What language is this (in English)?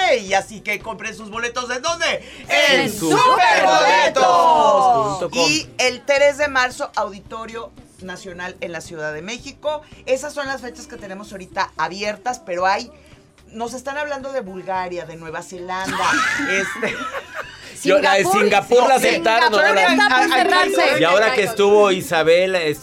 Spanish